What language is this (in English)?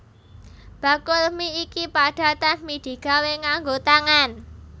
Javanese